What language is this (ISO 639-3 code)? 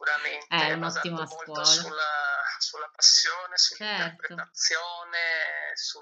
ita